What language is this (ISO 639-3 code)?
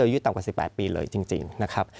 tha